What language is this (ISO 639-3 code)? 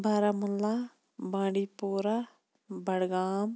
kas